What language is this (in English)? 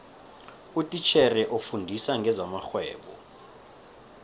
South Ndebele